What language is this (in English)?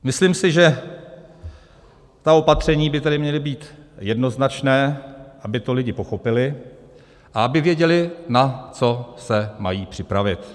Czech